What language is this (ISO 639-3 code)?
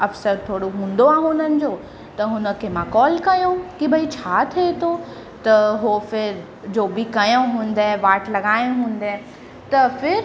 snd